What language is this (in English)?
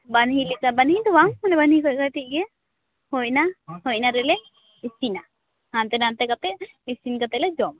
Santali